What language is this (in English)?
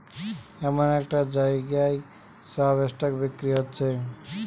Bangla